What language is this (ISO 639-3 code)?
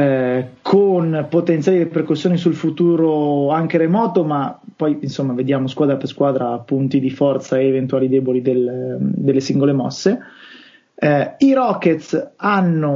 ita